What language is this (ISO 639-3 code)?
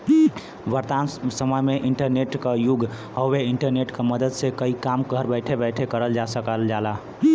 bho